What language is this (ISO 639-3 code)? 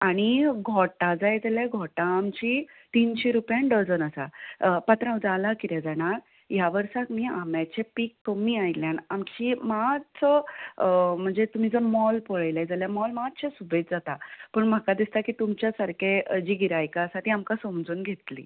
kok